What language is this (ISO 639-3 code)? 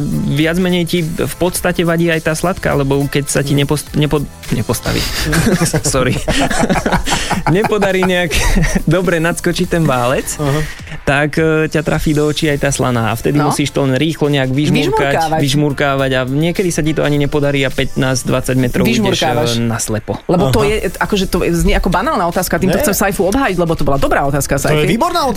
slk